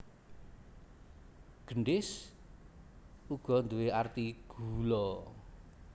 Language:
Javanese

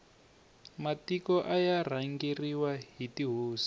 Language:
Tsonga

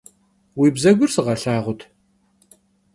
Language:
Kabardian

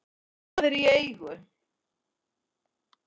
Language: Icelandic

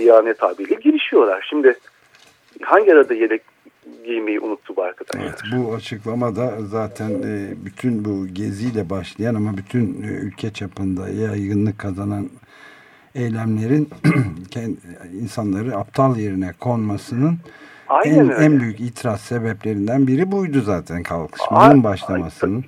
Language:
Turkish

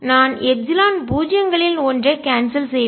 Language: Tamil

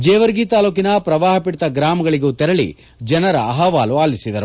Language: Kannada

